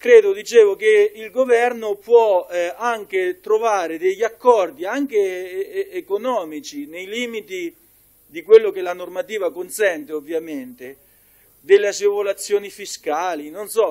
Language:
Italian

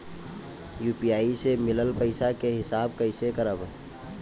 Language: Bhojpuri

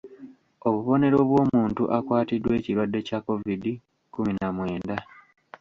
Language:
Ganda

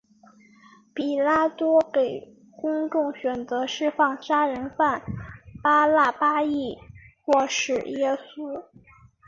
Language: Chinese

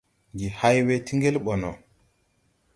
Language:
Tupuri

